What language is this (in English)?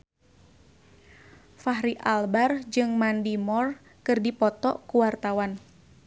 Sundanese